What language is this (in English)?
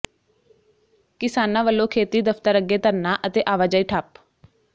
Punjabi